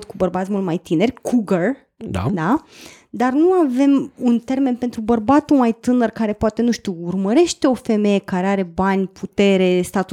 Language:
Romanian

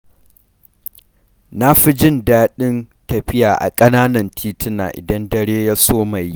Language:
Hausa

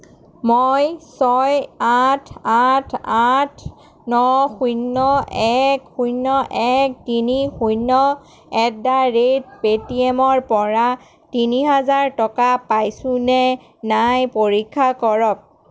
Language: Assamese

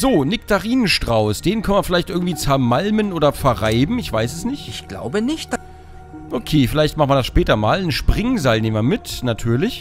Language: German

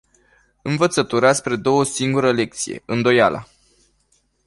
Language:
Romanian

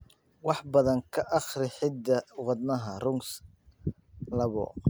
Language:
Somali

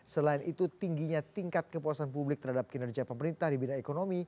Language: Indonesian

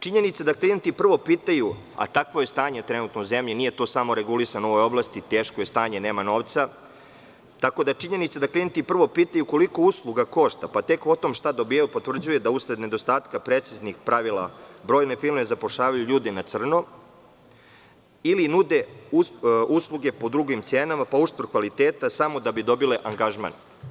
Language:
Serbian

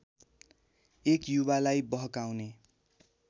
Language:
Nepali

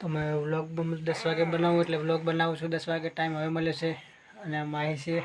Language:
Gujarati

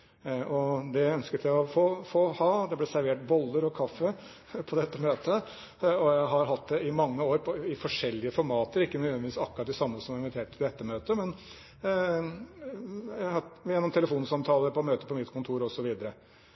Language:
Norwegian Bokmål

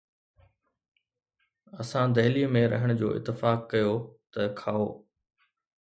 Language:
Sindhi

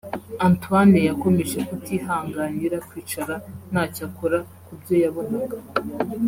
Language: Kinyarwanda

